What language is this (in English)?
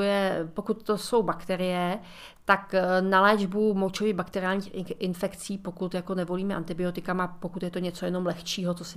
Czech